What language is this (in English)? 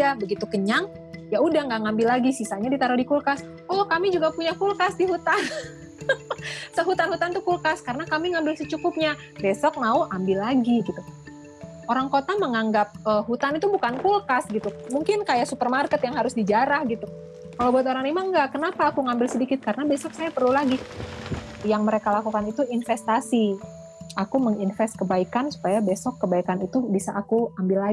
Indonesian